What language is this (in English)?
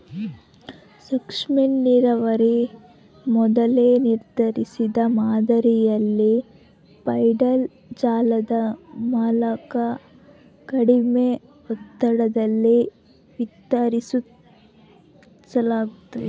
Kannada